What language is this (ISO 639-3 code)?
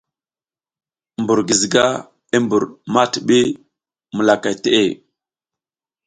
giz